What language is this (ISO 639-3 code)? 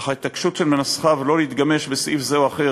heb